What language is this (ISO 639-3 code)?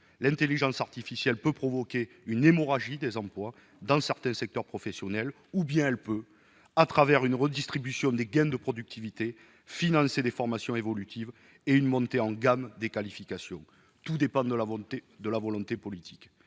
fra